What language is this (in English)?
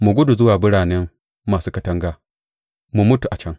Hausa